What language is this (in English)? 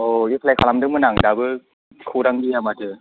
Bodo